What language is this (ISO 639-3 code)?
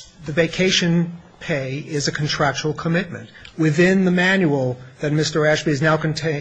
eng